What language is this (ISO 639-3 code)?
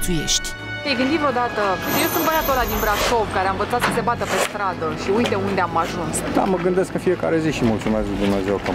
ron